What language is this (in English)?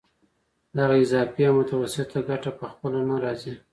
Pashto